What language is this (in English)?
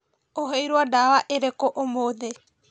Kikuyu